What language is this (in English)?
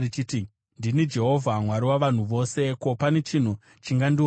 Shona